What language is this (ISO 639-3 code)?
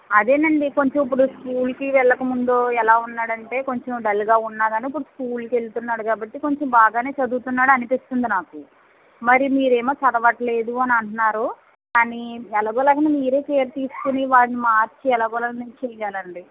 tel